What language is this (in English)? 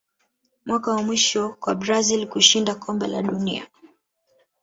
Swahili